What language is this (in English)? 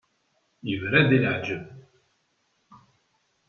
Kabyle